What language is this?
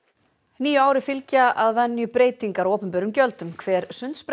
Icelandic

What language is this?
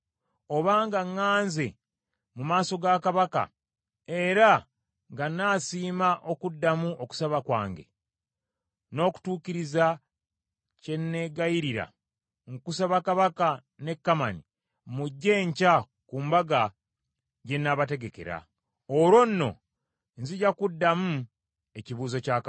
Ganda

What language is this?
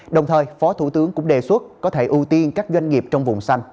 Vietnamese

